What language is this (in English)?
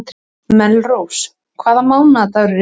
Icelandic